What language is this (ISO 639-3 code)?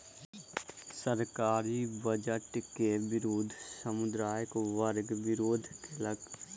mai